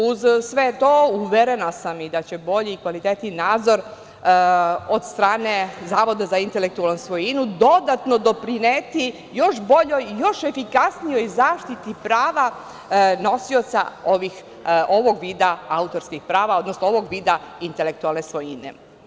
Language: Serbian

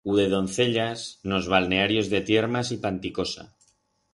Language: Aragonese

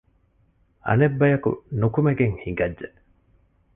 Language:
Divehi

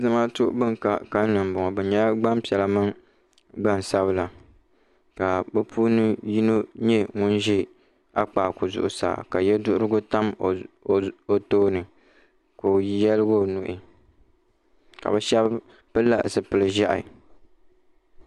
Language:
Dagbani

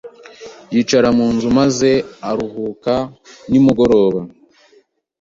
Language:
Kinyarwanda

